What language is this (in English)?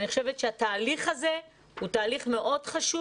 Hebrew